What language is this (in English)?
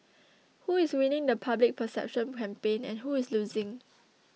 English